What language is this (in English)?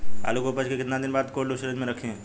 Bhojpuri